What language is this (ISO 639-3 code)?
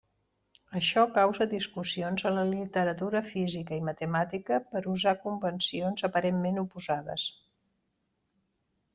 cat